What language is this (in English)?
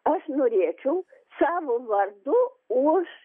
Lithuanian